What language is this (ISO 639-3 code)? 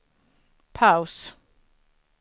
swe